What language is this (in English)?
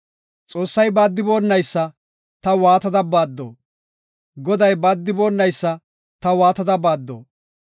Gofa